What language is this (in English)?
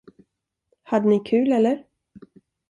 Swedish